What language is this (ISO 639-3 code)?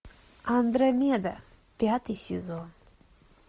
rus